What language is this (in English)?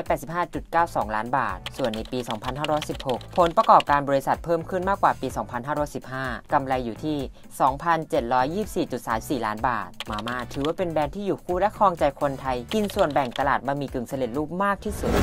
Thai